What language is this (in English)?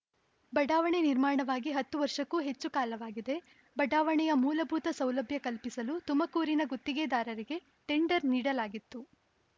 Kannada